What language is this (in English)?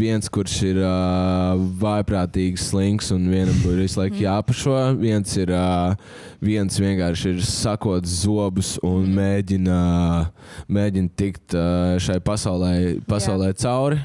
Latvian